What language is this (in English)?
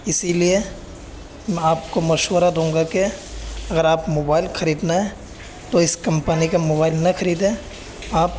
Urdu